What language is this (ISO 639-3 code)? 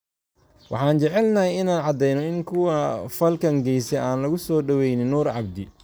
som